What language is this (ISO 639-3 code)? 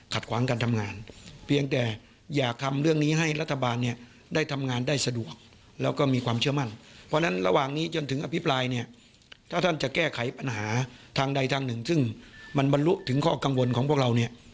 tha